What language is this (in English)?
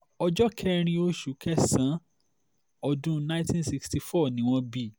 Yoruba